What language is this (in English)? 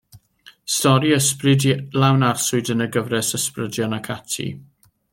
Welsh